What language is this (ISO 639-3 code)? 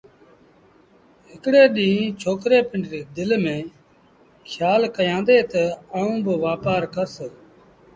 sbn